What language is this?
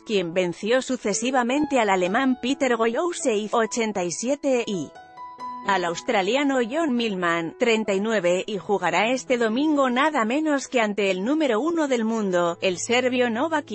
Spanish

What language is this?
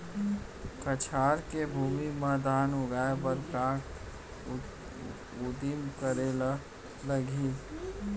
Chhattisgarhi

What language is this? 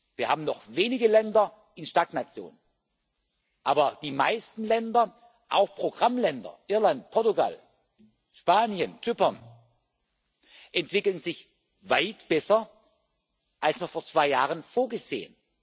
German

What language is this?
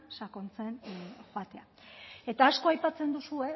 Basque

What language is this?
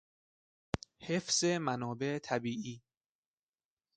Persian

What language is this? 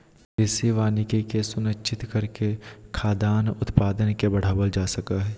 Magahi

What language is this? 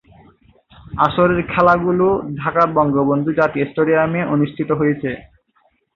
Bangla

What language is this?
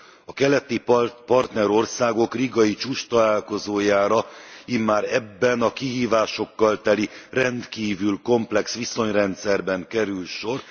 Hungarian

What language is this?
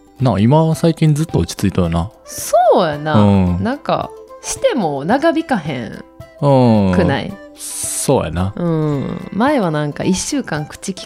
Japanese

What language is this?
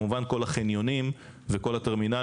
Hebrew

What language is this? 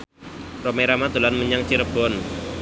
Javanese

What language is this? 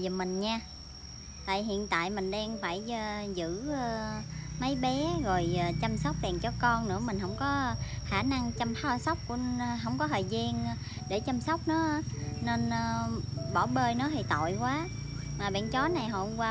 Vietnamese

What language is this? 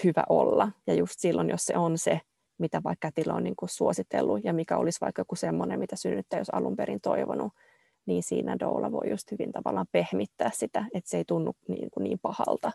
Finnish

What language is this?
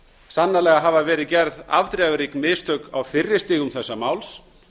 Icelandic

